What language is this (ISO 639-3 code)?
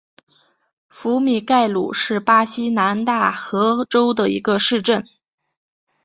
zho